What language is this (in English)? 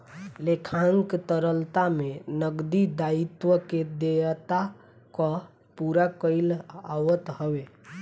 Bhojpuri